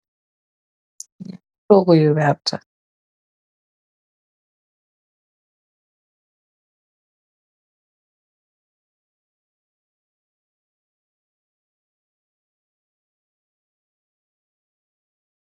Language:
Wolof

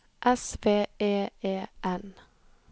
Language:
Norwegian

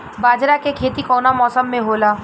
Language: Bhojpuri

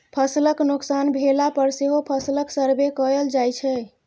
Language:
Maithili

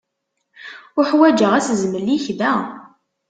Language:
Kabyle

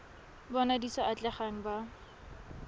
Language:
Tswana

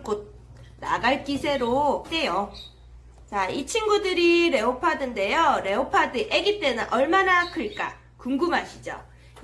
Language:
Korean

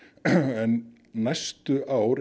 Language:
Icelandic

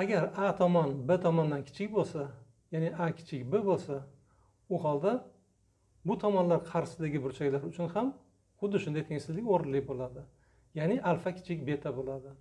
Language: Turkish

